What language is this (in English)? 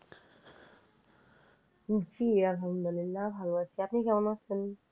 Bangla